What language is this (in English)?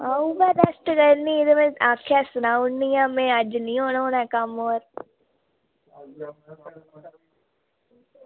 Dogri